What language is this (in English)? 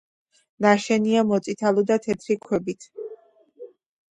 Georgian